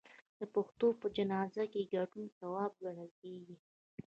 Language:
Pashto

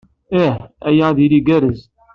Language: Kabyle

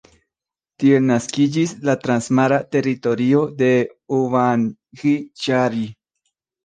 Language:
Esperanto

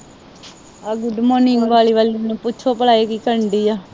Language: Punjabi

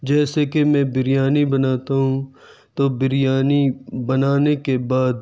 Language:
Urdu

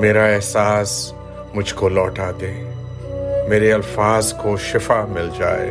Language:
Urdu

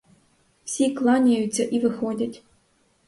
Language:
Ukrainian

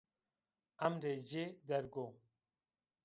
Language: Zaza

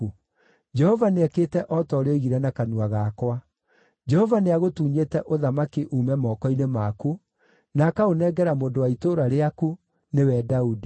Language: Kikuyu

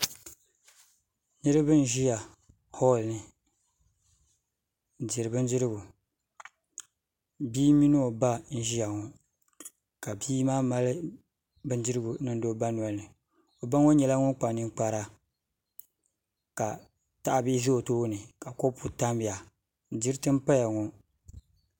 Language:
Dagbani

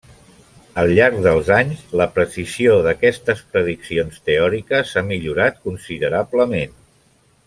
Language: Catalan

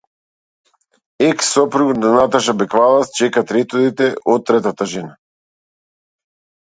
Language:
Macedonian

